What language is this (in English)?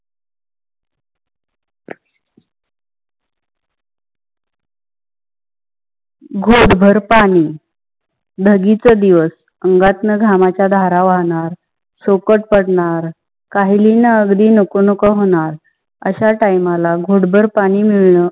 Marathi